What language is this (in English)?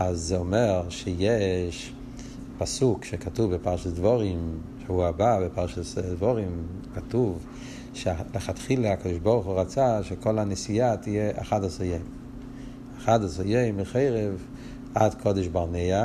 Hebrew